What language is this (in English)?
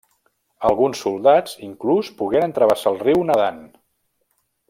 Catalan